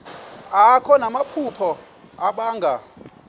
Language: Xhosa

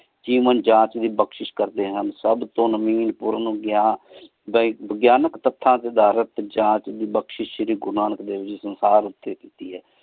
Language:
Punjabi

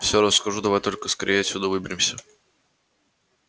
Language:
Russian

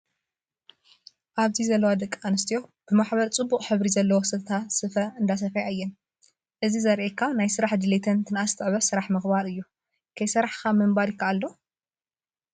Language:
Tigrinya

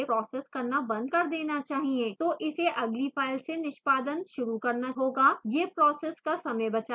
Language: Hindi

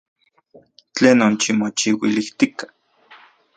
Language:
Central Puebla Nahuatl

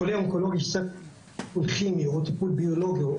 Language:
Hebrew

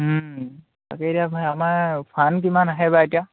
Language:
Assamese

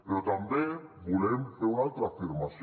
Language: Catalan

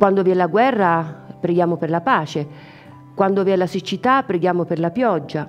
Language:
Italian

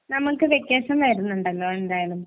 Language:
Malayalam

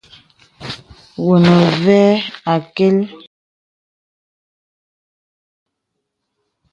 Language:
Bebele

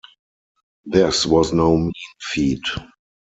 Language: English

